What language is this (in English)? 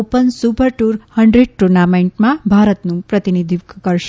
Gujarati